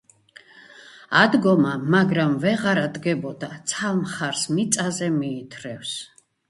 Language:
Georgian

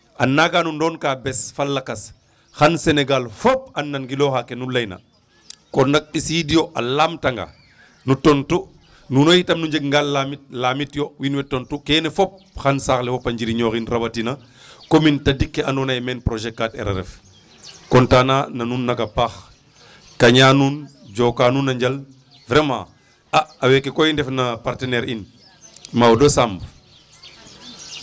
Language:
Serer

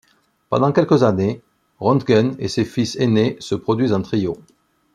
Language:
French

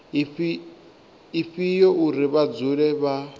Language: Venda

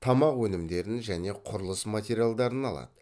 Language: Kazakh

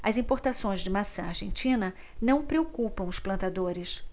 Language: Portuguese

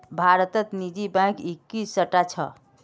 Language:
Magahi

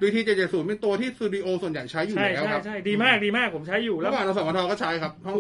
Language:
Thai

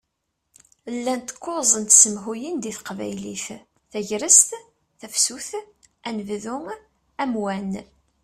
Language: Kabyle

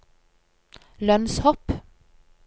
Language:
Norwegian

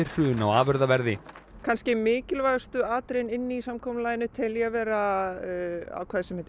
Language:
Icelandic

